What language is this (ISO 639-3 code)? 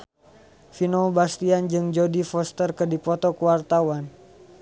sun